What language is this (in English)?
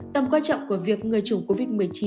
Vietnamese